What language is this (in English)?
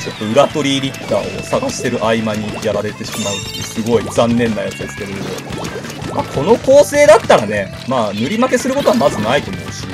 Japanese